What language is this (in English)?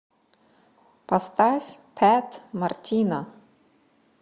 Russian